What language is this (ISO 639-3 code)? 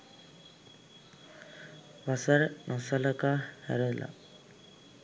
sin